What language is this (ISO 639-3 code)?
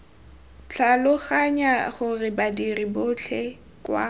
tsn